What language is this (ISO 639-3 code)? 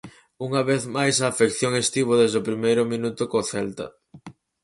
glg